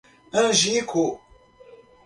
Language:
Portuguese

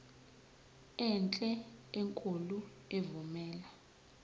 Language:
Zulu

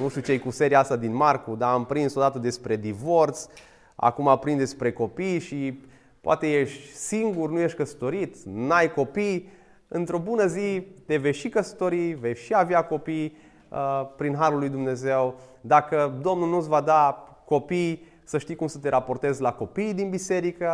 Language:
Romanian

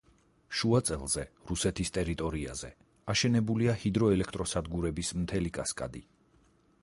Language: Georgian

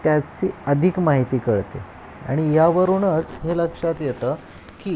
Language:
Marathi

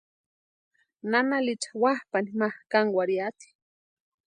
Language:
Western Highland Purepecha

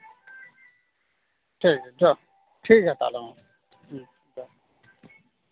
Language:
Santali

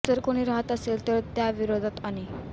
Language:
Marathi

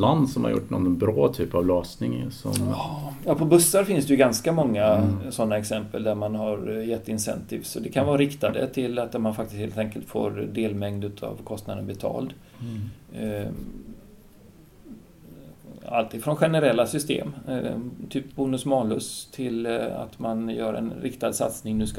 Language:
Swedish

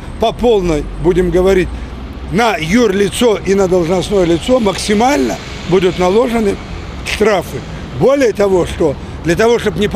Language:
Russian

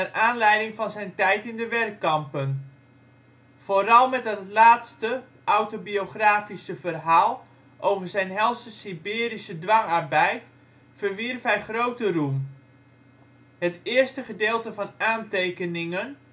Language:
Dutch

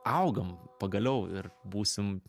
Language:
Lithuanian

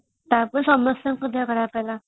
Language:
Odia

